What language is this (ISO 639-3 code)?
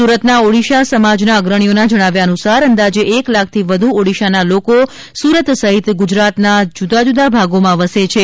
guj